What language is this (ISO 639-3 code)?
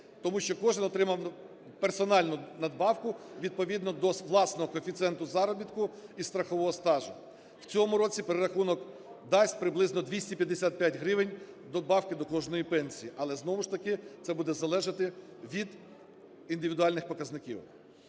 ukr